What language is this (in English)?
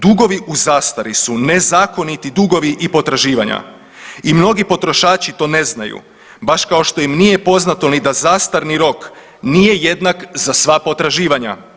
Croatian